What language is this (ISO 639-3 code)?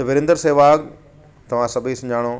snd